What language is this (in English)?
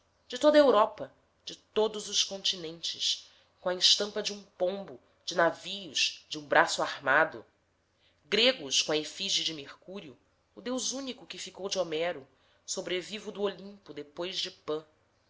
Portuguese